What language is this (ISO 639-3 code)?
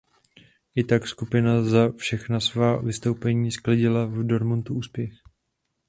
ces